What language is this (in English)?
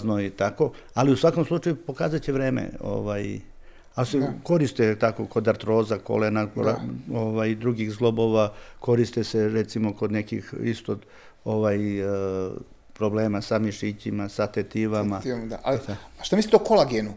Croatian